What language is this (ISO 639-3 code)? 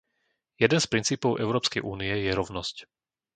slk